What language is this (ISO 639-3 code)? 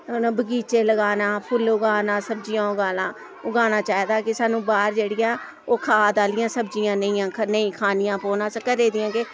doi